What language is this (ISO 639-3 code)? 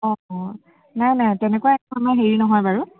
asm